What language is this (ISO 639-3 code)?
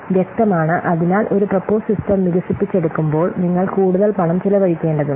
mal